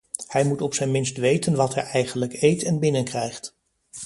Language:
Dutch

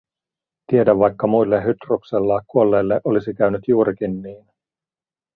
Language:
Finnish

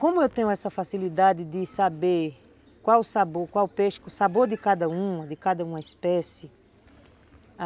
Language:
Portuguese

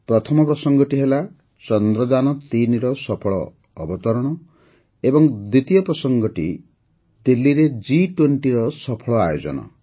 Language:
Odia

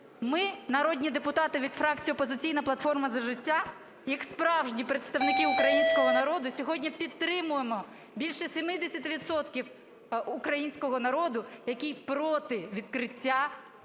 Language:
Ukrainian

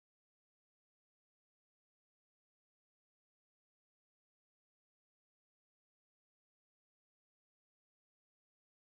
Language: Russian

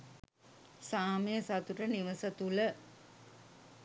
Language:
Sinhala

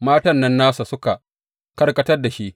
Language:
Hausa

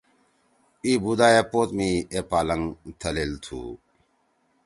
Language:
Torwali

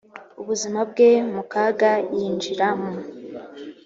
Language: Kinyarwanda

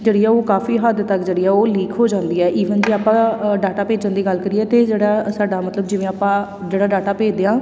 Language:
Punjabi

